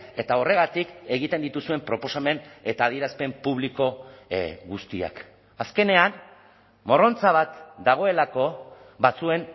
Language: Basque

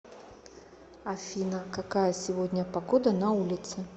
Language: Russian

